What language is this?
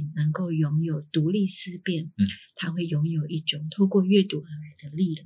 Chinese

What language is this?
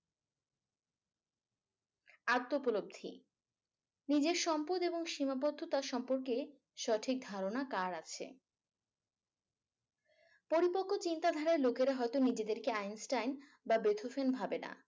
Bangla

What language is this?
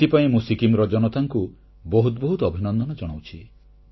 Odia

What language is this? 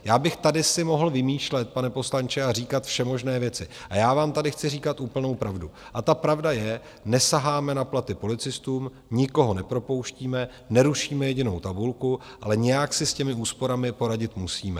Czech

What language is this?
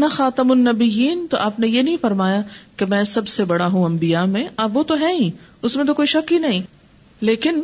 Urdu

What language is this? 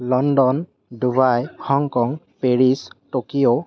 Assamese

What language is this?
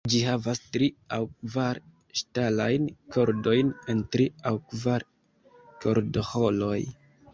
Esperanto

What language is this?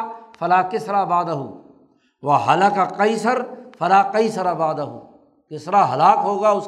Urdu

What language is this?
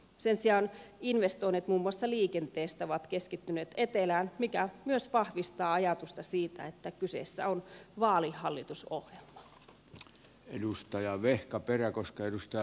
Finnish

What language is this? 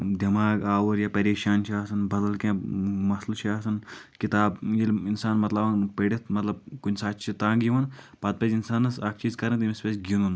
Kashmiri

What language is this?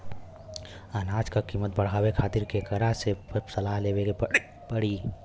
Bhojpuri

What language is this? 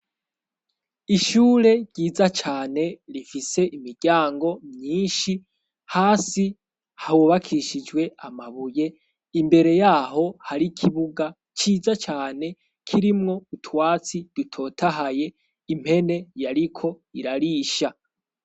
Rundi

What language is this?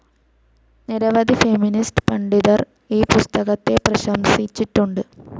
Malayalam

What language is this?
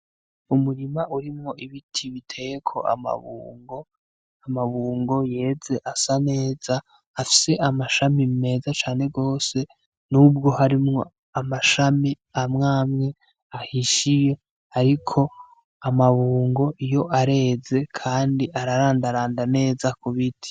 Rundi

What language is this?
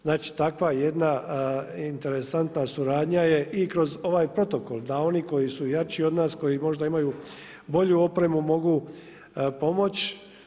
Croatian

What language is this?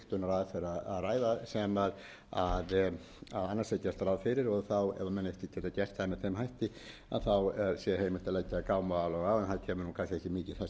Icelandic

